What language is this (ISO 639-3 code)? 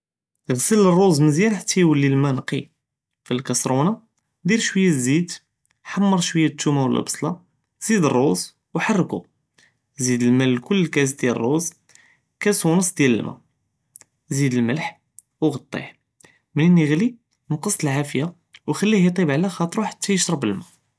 jrb